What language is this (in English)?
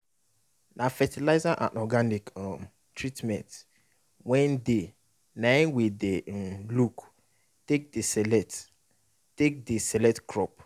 Nigerian Pidgin